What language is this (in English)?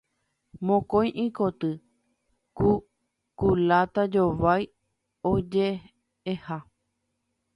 Guarani